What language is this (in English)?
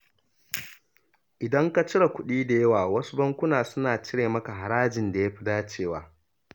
Hausa